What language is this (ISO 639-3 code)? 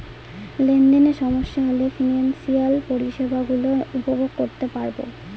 ben